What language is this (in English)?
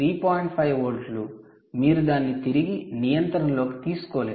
Telugu